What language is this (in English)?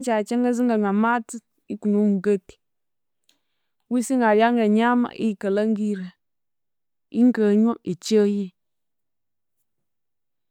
Konzo